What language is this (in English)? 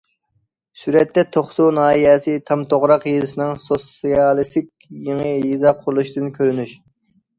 Uyghur